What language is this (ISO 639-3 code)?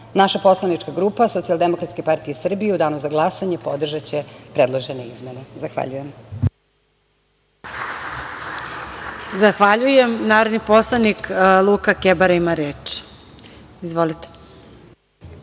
srp